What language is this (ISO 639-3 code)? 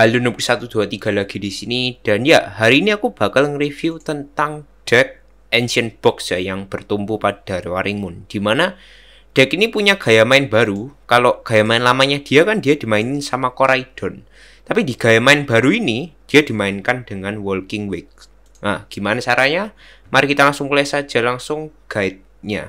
ind